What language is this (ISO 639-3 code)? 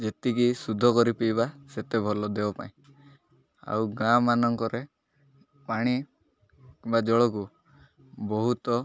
ori